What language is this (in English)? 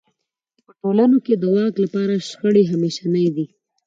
Pashto